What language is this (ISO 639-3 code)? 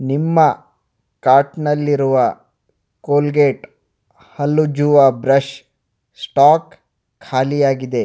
kan